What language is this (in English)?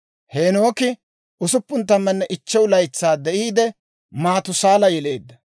Dawro